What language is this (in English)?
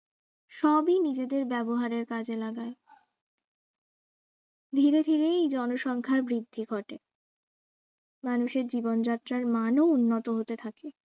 Bangla